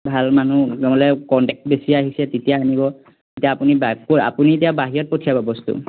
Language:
Assamese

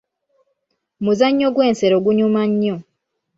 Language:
Ganda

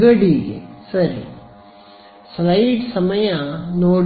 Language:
Kannada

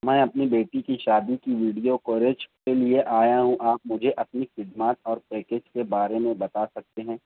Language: Urdu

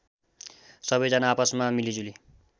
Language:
Nepali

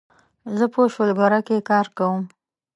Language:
Pashto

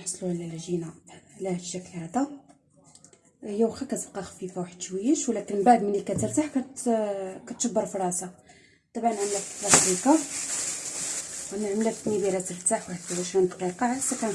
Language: Arabic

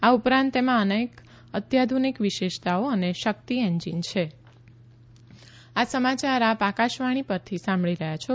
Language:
Gujarati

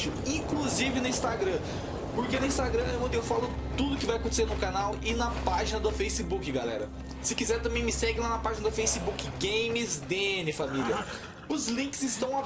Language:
Portuguese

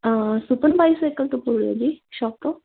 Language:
Punjabi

